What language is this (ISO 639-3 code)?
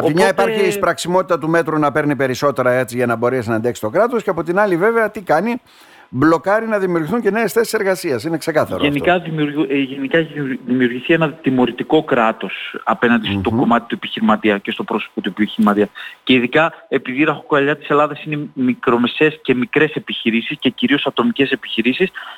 ell